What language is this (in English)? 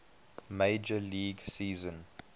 English